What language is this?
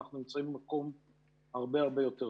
Hebrew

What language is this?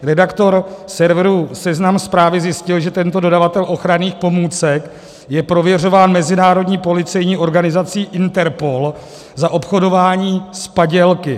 Czech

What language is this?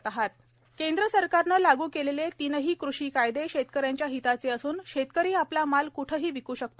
Marathi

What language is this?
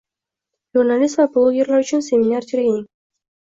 Uzbek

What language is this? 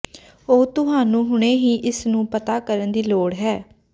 Punjabi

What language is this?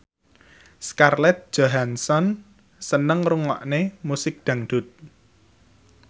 Javanese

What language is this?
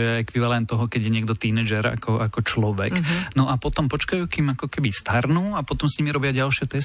Slovak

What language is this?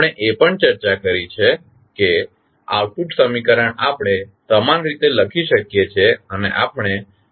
Gujarati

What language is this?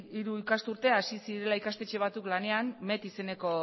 Basque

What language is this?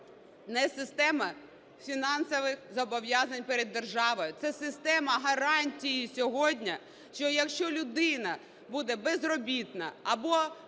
Ukrainian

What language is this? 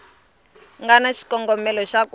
Tsonga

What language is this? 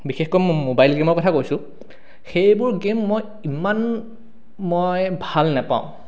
Assamese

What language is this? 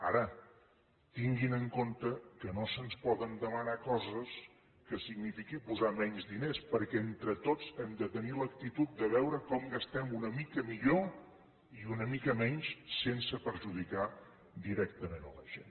Catalan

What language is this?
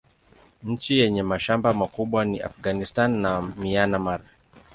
Swahili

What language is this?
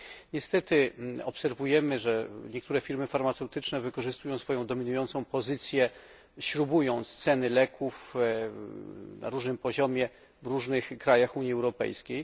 Polish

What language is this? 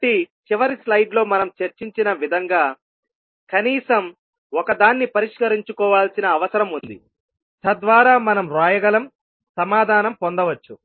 Telugu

